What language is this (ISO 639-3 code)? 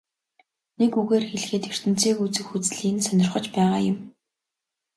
mon